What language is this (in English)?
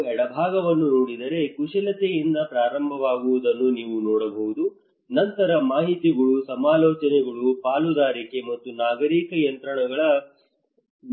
Kannada